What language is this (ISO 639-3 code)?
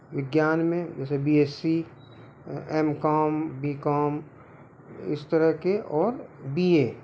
hin